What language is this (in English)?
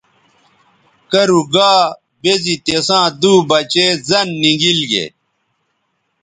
Bateri